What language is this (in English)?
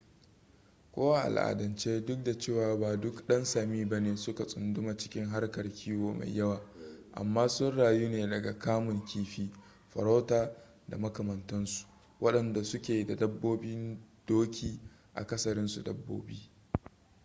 Hausa